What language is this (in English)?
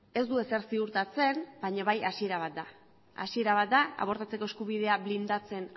Basque